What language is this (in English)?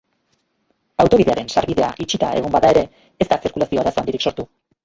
Basque